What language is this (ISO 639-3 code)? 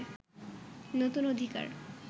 ben